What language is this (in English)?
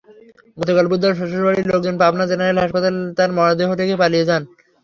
Bangla